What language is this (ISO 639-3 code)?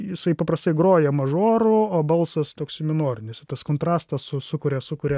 lit